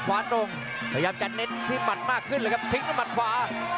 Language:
Thai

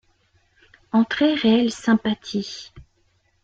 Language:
French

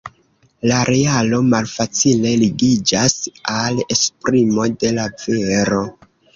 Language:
Esperanto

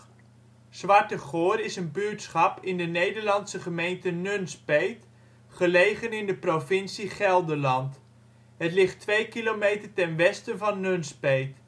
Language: Dutch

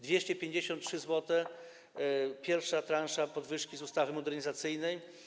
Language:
Polish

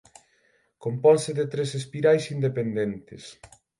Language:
Galician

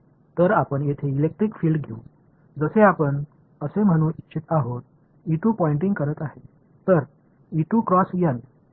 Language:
Marathi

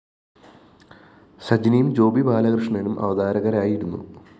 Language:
Malayalam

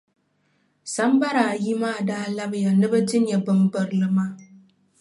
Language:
Dagbani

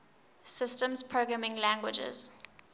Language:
English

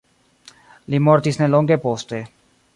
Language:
Esperanto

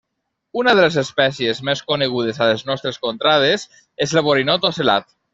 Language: Catalan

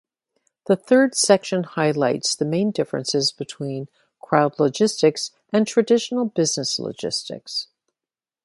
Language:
English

